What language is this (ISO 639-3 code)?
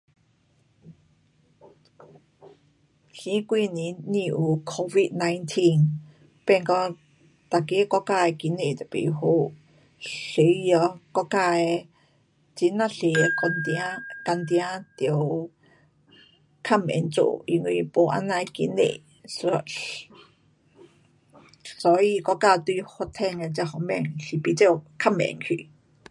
cpx